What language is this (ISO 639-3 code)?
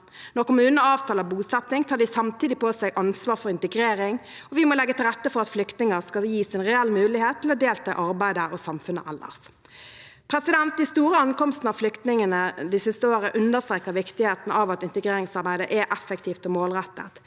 nor